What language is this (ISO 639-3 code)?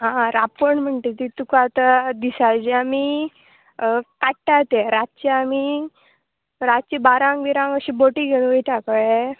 kok